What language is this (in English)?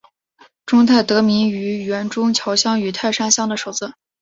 Chinese